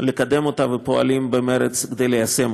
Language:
Hebrew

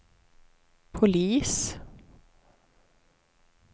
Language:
Swedish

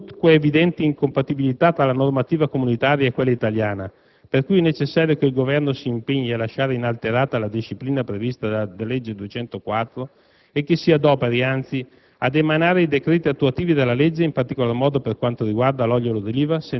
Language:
Italian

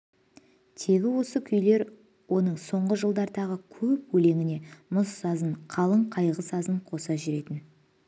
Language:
Kazakh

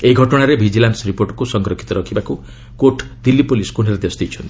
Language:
Odia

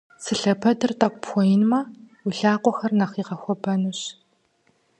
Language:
Kabardian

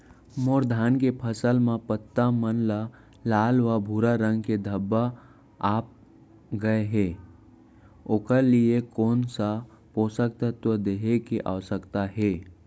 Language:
Chhattisgarhi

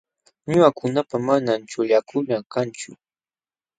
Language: Jauja Wanca Quechua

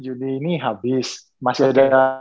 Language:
Indonesian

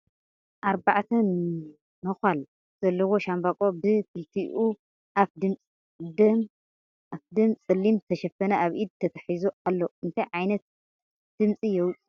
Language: Tigrinya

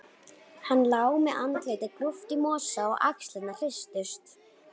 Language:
Icelandic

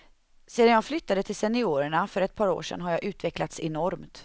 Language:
Swedish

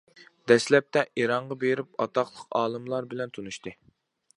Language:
Uyghur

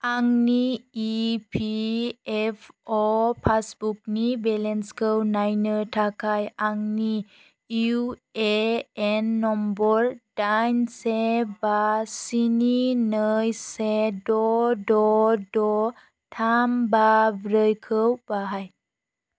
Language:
Bodo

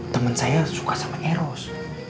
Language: Indonesian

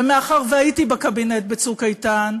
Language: Hebrew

